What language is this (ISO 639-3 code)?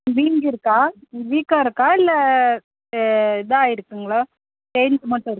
tam